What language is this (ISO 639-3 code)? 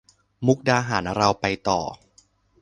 tha